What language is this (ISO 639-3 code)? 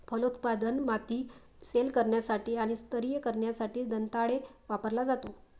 mar